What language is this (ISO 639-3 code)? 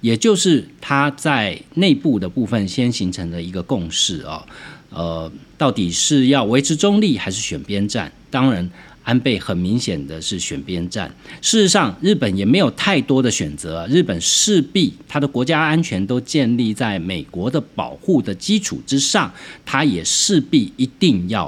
zho